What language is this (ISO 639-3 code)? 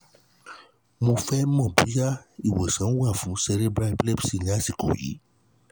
yor